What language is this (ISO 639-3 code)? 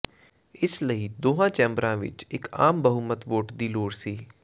pan